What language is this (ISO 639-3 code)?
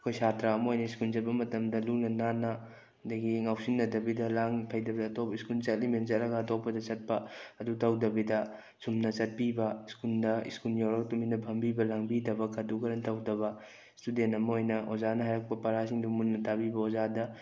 mni